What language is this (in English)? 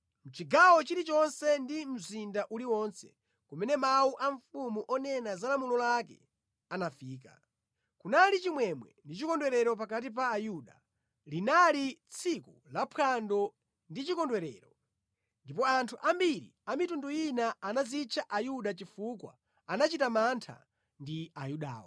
Nyanja